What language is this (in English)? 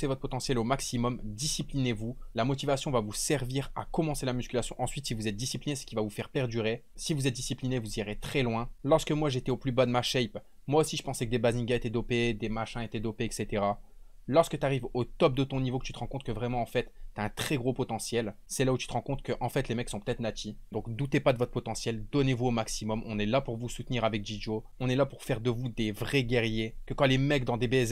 French